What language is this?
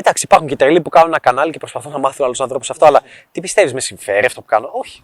Greek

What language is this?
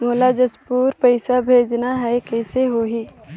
Chhattisgarhi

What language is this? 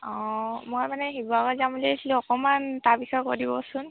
Assamese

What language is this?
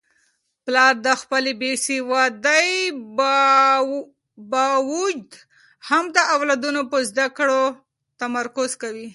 Pashto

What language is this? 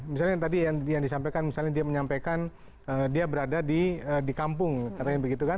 Indonesian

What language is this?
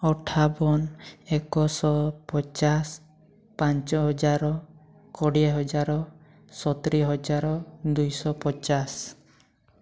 Odia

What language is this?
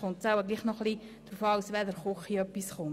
Swiss German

